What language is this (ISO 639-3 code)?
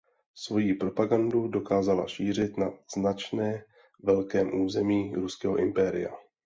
ces